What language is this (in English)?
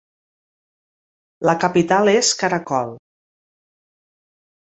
Catalan